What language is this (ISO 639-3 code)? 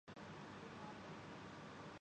urd